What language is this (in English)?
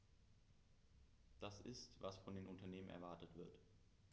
German